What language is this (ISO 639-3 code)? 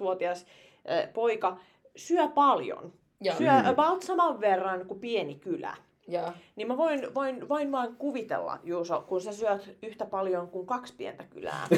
fin